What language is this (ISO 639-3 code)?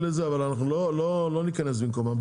heb